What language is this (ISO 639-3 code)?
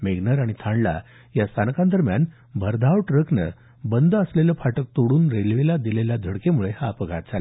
mar